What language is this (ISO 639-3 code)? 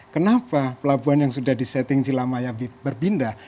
ind